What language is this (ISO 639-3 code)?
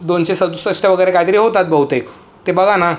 mar